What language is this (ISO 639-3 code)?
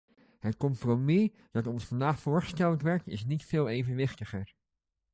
nld